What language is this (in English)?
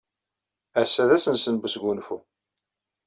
Kabyle